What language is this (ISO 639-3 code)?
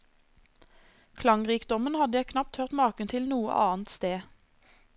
nor